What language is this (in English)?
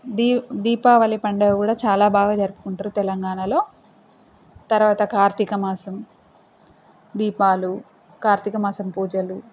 Telugu